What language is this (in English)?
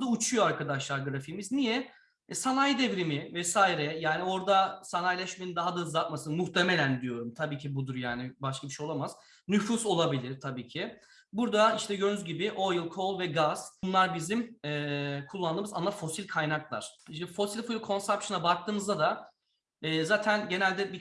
Turkish